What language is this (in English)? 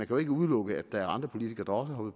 Danish